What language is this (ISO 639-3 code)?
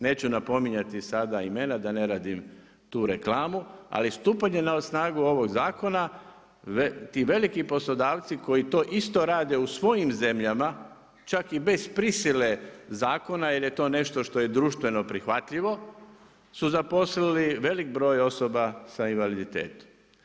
hrv